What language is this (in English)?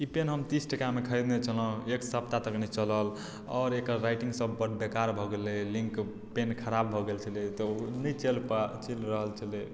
Maithili